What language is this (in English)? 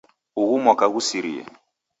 Taita